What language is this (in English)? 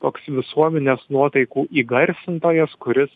Lithuanian